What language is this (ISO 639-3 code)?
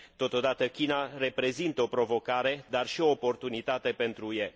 ron